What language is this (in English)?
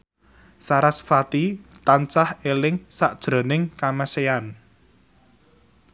Javanese